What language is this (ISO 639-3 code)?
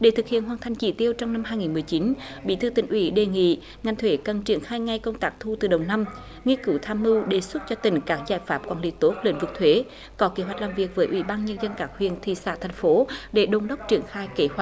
vie